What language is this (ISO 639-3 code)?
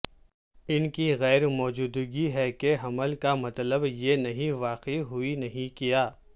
urd